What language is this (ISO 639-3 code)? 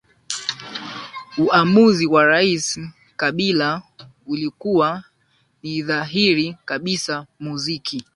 swa